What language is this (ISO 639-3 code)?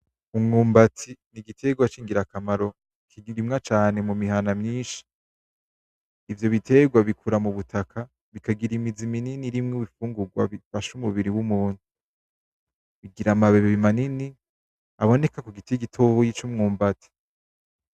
run